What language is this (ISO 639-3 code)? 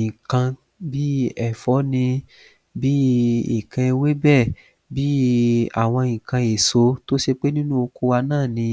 yor